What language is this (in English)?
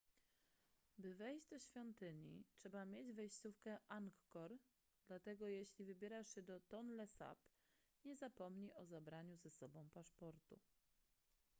Polish